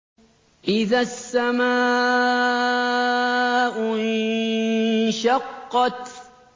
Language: Arabic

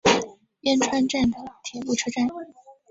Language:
Chinese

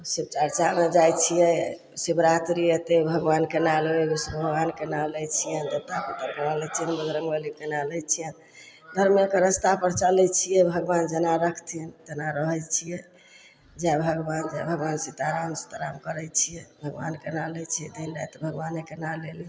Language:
Maithili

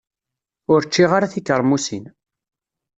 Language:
Kabyle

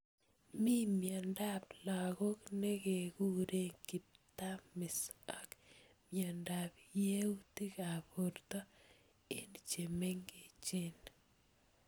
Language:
Kalenjin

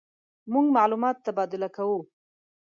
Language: Pashto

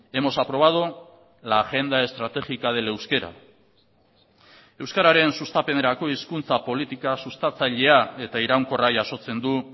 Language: Basque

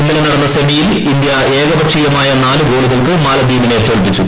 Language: Malayalam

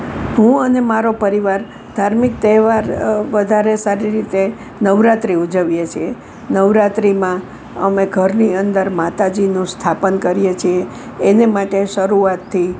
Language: Gujarati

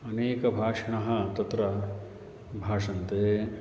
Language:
Sanskrit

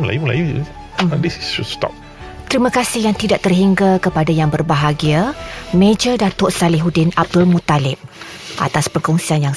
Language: Malay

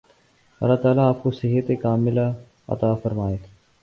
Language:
Urdu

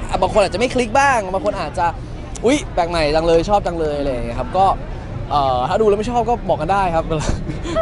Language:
Thai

